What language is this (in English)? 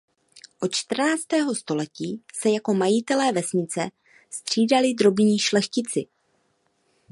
Czech